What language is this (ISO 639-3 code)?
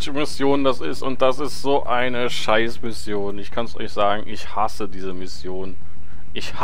deu